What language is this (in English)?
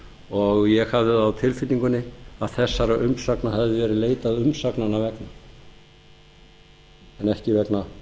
Icelandic